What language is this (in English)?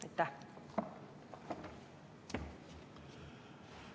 Estonian